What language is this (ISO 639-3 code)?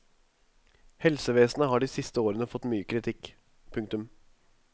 nor